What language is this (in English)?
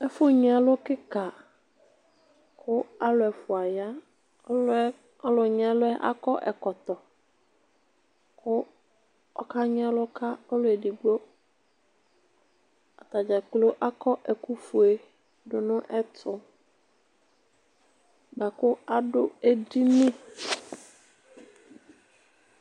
Ikposo